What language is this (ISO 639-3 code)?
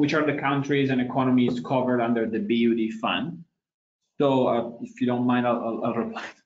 eng